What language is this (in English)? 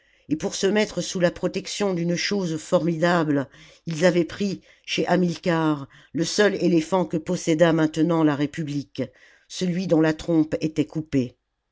French